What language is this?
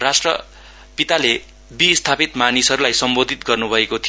Nepali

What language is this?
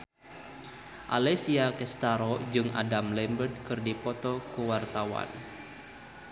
Sundanese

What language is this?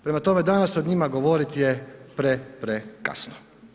Croatian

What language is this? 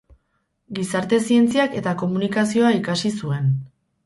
Basque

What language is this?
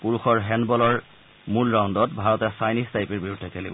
Assamese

